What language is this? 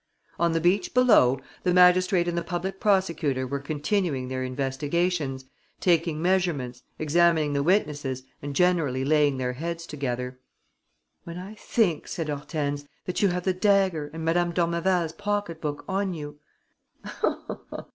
English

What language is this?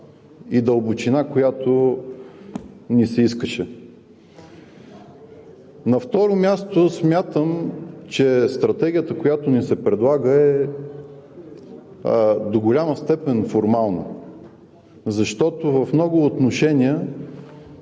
Bulgarian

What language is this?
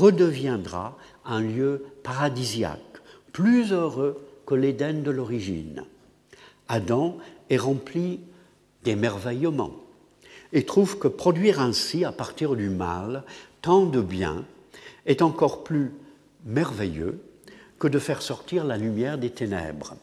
French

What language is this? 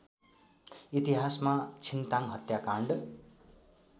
Nepali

